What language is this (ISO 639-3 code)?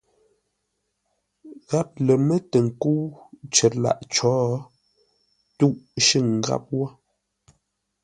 nla